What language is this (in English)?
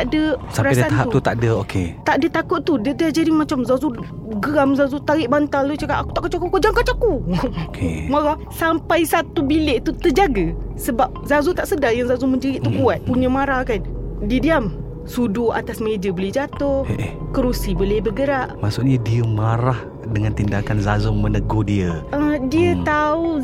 Malay